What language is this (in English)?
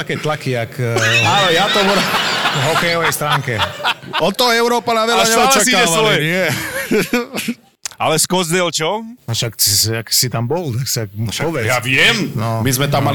Slovak